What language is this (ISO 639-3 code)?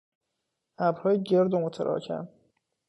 fas